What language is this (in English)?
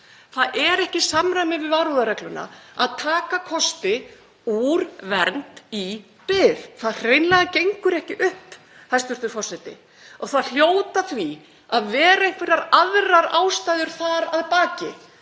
Icelandic